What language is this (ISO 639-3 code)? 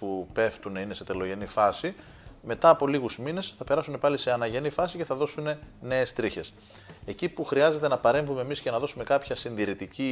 ell